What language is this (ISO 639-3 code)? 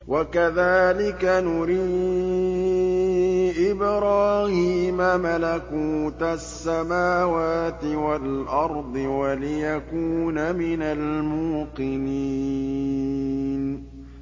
ara